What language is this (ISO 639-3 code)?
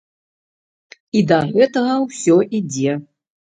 bel